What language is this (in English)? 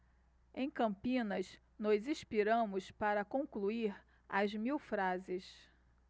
Portuguese